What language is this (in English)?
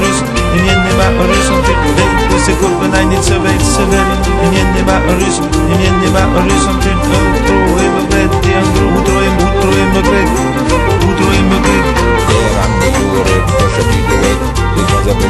Romanian